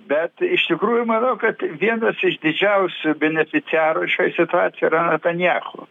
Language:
Lithuanian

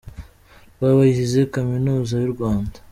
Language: Kinyarwanda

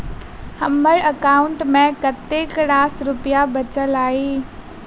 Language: Maithili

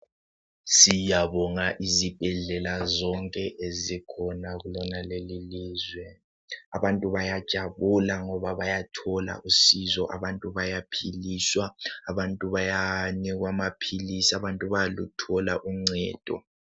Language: North Ndebele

